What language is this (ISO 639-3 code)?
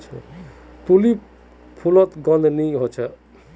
mag